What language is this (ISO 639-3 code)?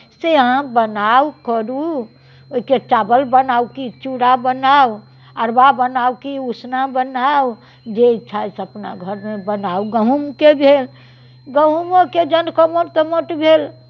mai